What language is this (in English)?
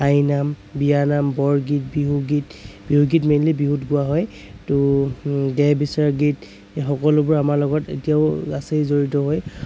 Assamese